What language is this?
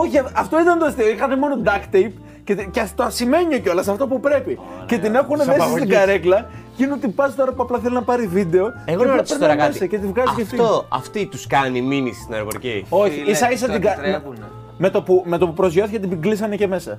Greek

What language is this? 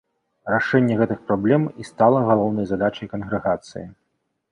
Belarusian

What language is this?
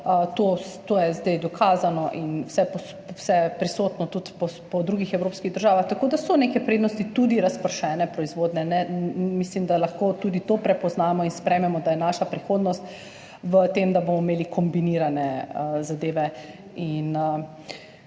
Slovenian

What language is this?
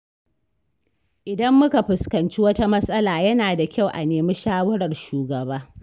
Hausa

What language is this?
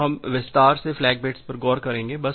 Hindi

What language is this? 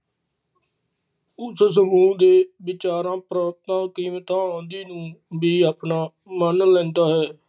Punjabi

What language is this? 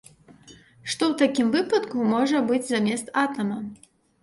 Belarusian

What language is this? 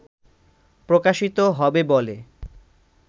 Bangla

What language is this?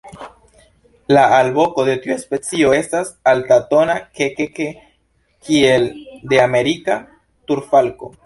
Esperanto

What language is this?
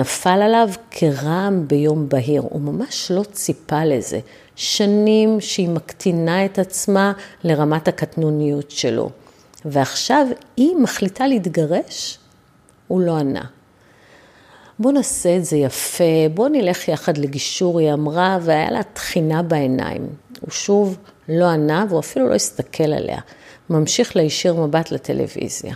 Hebrew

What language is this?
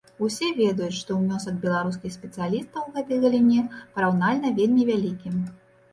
Belarusian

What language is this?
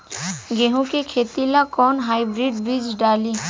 Bhojpuri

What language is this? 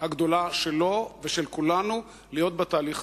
Hebrew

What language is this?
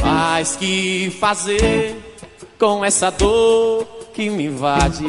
Portuguese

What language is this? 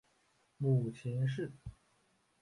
Chinese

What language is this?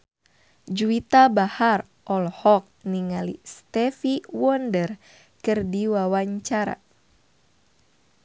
Sundanese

